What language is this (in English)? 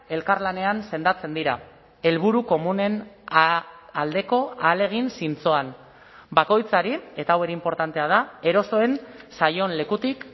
Basque